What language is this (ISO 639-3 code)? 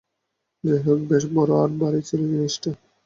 ben